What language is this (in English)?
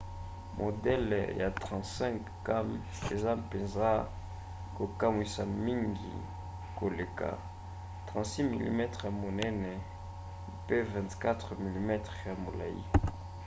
Lingala